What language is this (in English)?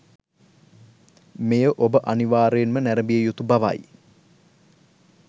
Sinhala